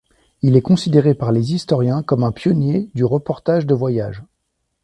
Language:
French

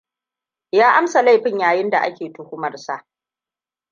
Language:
Hausa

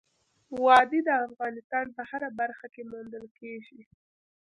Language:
Pashto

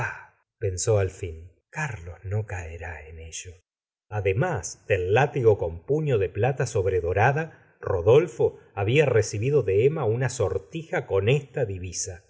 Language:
Spanish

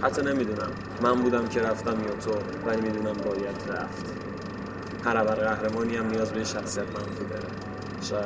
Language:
Persian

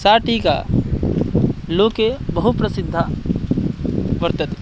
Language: Sanskrit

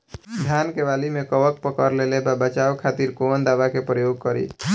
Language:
Bhojpuri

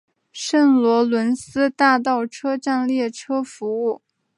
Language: Chinese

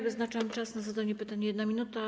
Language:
Polish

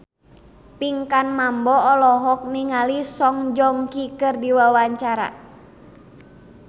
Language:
Sundanese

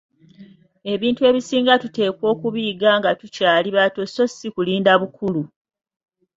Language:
Ganda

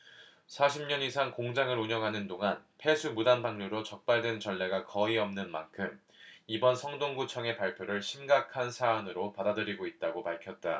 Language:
Korean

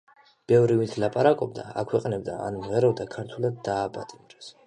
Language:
Georgian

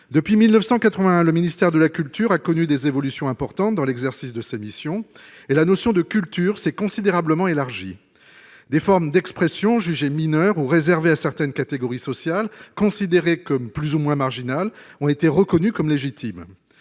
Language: French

